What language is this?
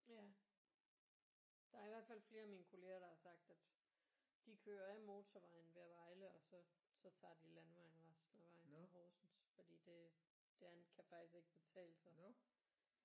Danish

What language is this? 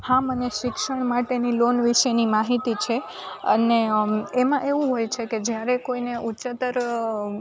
Gujarati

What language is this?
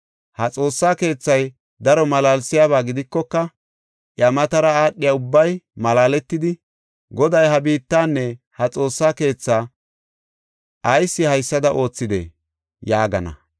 Gofa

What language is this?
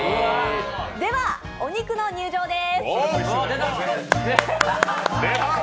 Japanese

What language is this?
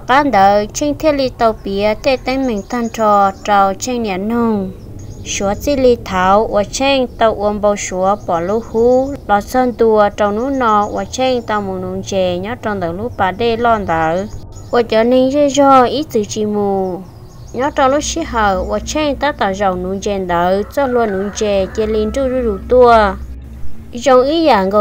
Vietnamese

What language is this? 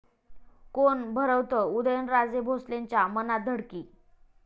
Marathi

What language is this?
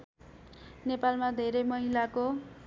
Nepali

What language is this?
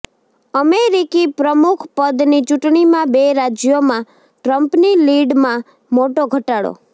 Gujarati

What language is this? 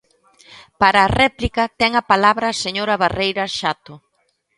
Galician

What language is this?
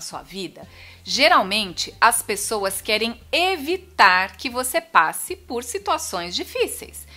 Portuguese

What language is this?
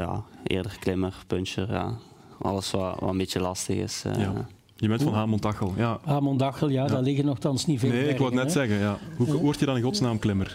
Dutch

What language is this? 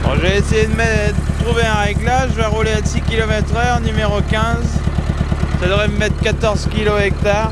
French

